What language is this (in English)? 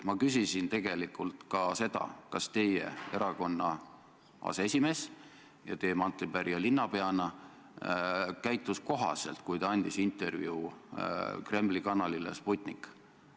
Estonian